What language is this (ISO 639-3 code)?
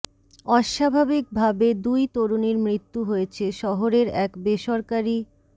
ben